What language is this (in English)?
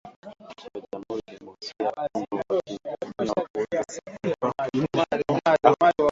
Swahili